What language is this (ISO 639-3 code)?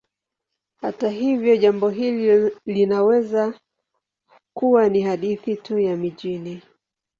swa